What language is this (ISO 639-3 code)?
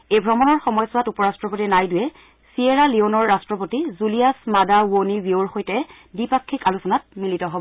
asm